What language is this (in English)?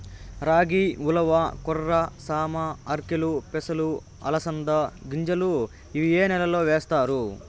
Telugu